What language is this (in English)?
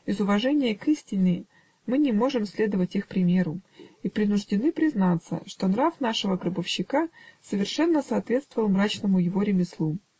Russian